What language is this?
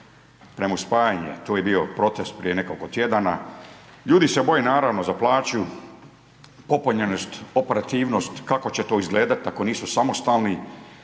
Croatian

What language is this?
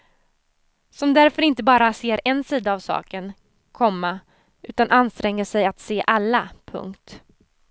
Swedish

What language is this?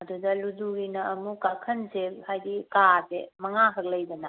Manipuri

